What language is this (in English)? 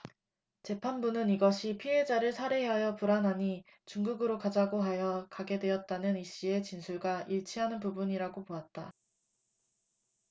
Korean